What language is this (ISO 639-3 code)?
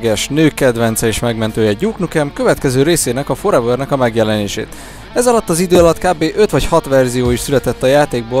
hun